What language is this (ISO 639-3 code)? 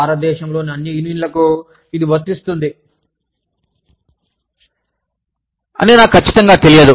tel